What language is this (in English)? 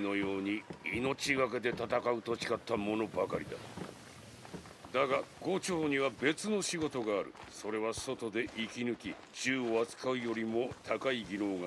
Japanese